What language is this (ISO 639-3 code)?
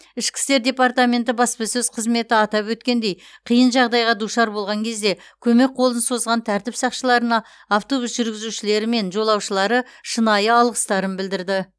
kaz